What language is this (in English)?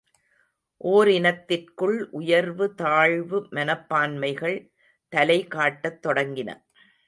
Tamil